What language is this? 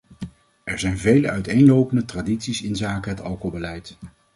Dutch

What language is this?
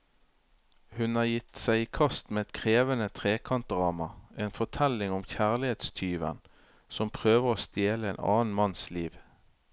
Norwegian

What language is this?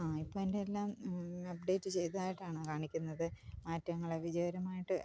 Malayalam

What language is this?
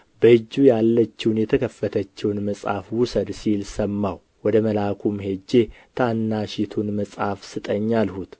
Amharic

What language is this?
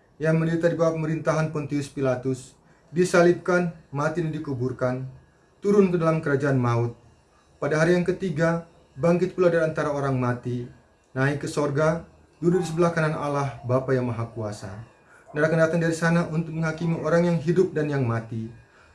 Indonesian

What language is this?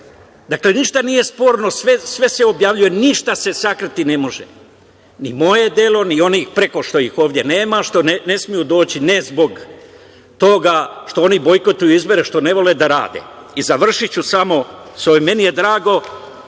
Serbian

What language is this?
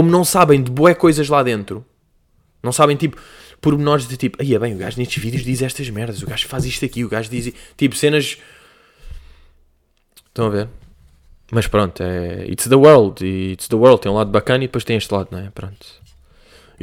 Portuguese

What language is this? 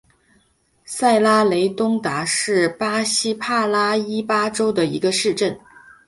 Chinese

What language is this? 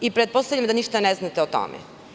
Serbian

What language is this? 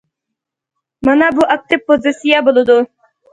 Uyghur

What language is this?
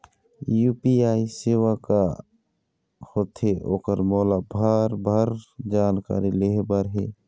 Chhattisgarhi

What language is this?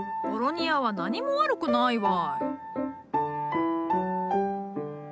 Japanese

